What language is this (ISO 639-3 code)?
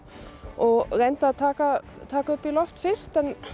isl